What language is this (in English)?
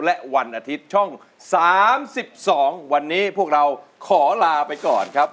Thai